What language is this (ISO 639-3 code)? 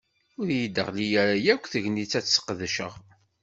kab